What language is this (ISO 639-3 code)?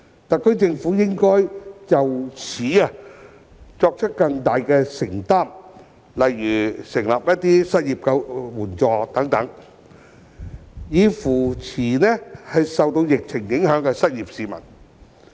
yue